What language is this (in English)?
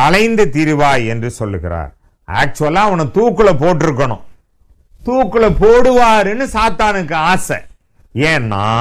Hindi